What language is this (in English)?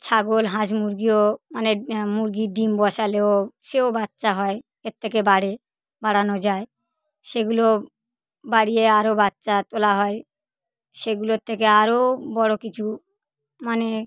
Bangla